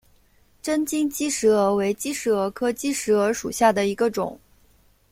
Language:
Chinese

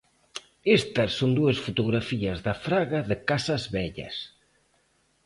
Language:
Galician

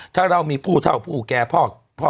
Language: Thai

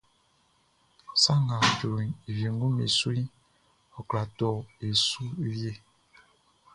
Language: Baoulé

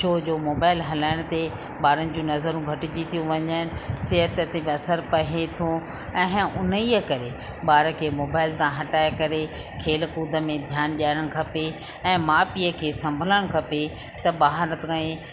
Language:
Sindhi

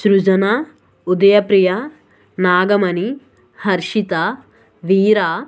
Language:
Telugu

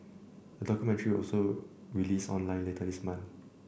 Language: English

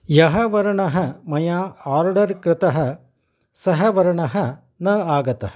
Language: Sanskrit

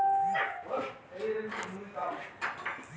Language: Bangla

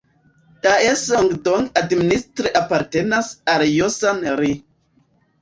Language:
Esperanto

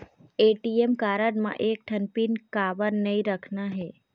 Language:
Chhattisgarhi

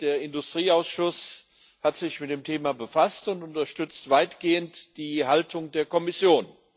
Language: German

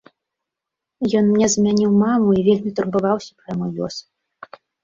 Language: Belarusian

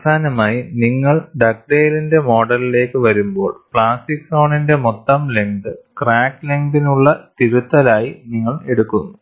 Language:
Malayalam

